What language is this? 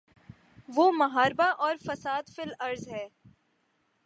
Urdu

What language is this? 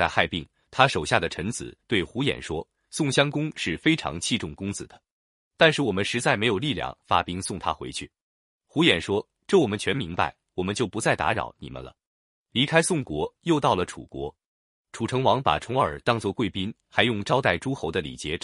Chinese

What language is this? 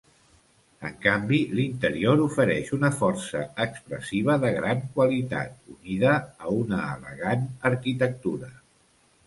Catalan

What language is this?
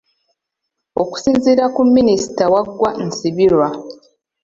Ganda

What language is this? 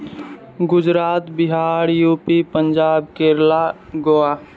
Maithili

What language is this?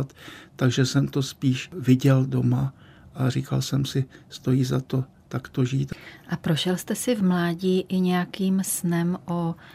Czech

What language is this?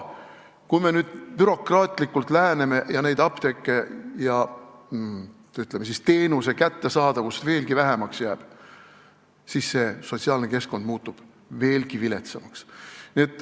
Estonian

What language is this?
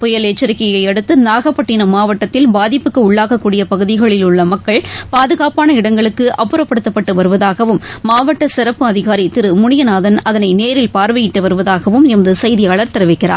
Tamil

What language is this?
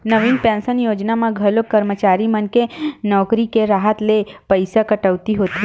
Chhattisgarhi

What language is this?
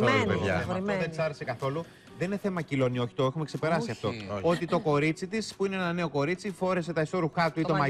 Greek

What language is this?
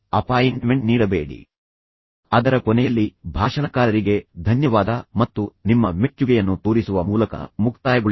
Kannada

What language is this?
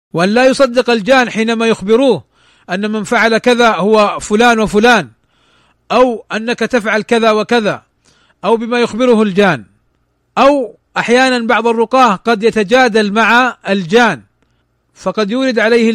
Arabic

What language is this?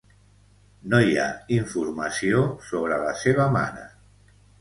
Catalan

